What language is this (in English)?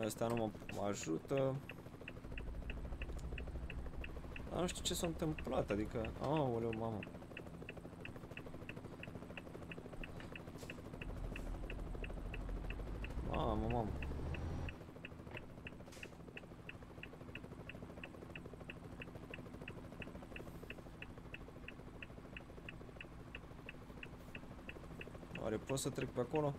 Romanian